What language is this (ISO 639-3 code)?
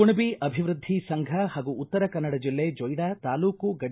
kan